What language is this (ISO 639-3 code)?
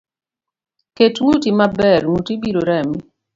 luo